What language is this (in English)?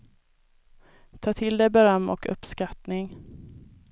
Swedish